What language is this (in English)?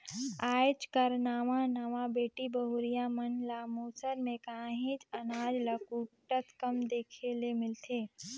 Chhattisgarhi